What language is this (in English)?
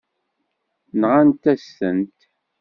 Kabyle